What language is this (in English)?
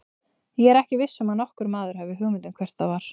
Icelandic